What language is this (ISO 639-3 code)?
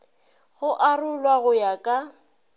nso